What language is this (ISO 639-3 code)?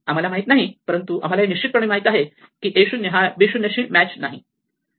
mar